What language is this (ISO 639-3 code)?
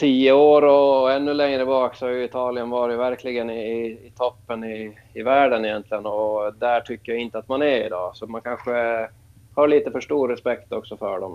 swe